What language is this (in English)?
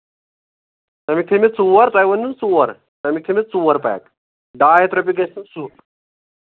Kashmiri